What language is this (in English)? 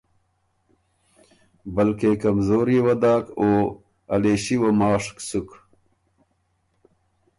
Ormuri